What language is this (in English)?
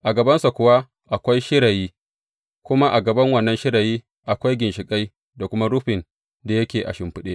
Hausa